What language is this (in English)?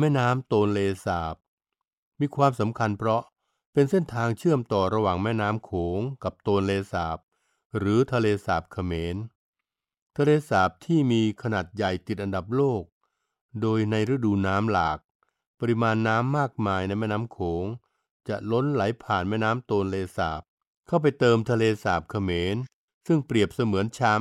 Thai